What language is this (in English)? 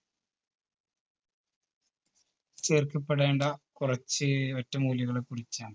Malayalam